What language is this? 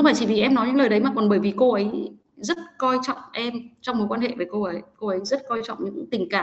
Vietnamese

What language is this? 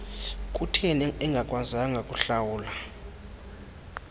Xhosa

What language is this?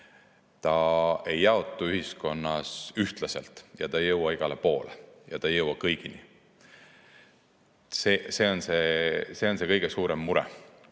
Estonian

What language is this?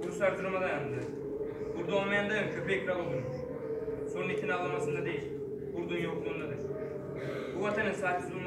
Turkish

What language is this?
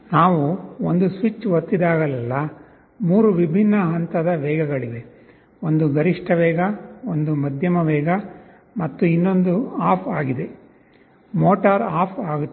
Kannada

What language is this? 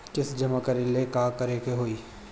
Bhojpuri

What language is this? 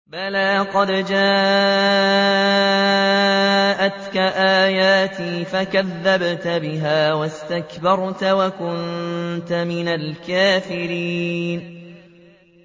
Arabic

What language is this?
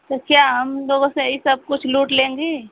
Hindi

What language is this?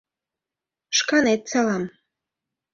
Mari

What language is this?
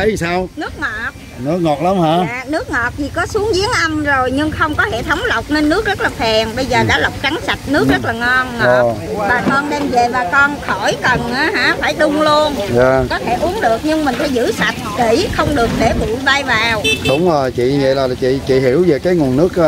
Vietnamese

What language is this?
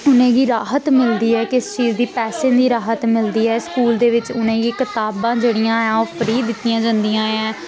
Dogri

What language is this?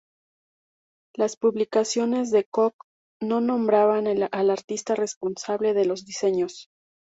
Spanish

